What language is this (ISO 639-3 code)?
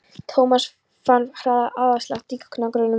isl